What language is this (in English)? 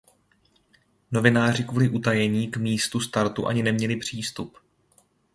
Czech